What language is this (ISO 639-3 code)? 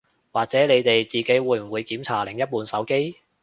yue